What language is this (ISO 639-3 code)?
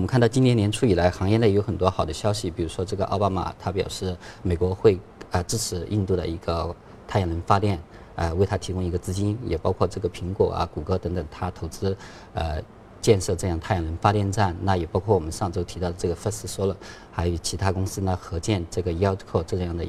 zho